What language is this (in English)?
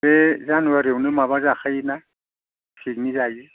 Bodo